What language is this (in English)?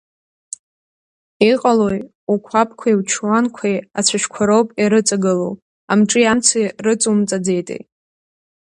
Abkhazian